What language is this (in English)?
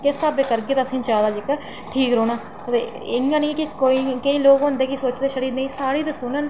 Dogri